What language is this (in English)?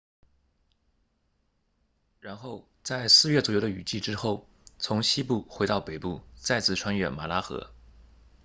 Chinese